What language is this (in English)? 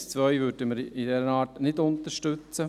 Swiss German